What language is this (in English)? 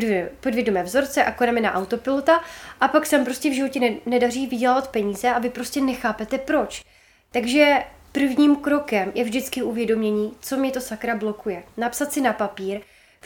Czech